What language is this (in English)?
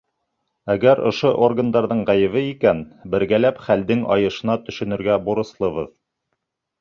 Bashkir